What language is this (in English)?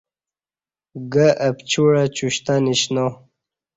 Kati